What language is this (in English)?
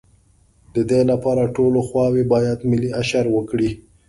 Pashto